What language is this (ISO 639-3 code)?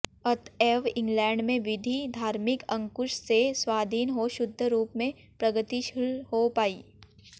hin